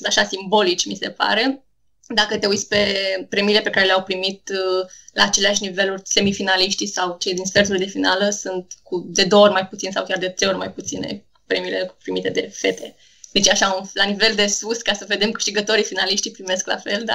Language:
Romanian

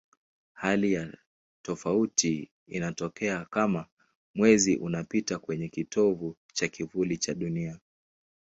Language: Swahili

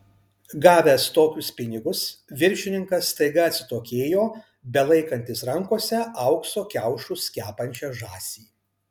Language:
Lithuanian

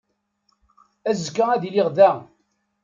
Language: Kabyle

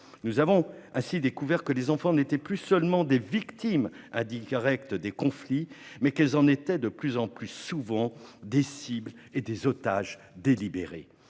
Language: French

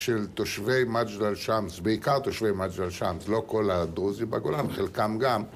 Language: Hebrew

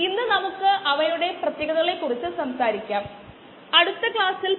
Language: Malayalam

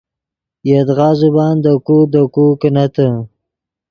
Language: Yidgha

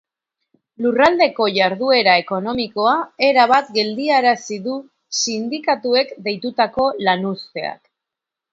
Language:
Basque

